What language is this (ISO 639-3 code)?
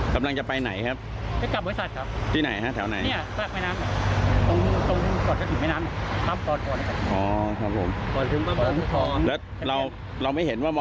tha